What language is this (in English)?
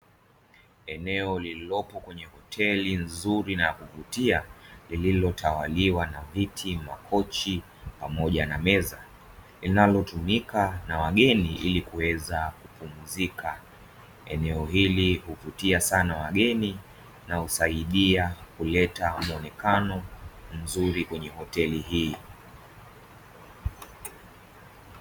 Swahili